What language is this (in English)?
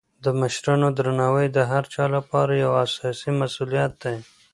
Pashto